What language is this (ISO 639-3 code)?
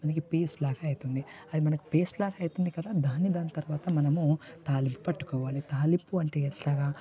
tel